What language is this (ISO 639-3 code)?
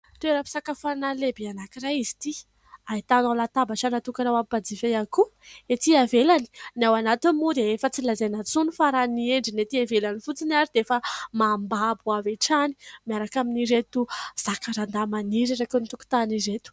mlg